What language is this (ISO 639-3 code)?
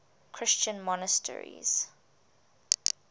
eng